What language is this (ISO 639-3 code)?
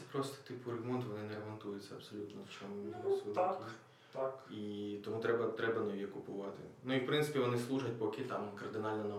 ukr